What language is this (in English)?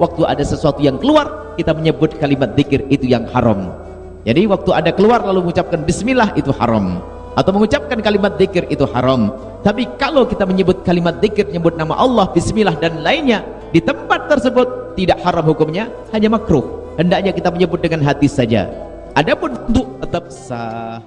Malay